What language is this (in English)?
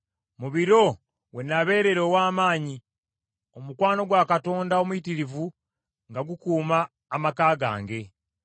Ganda